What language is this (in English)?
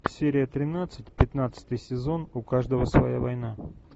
Russian